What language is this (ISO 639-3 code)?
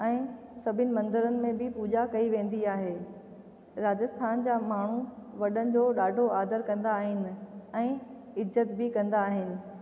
snd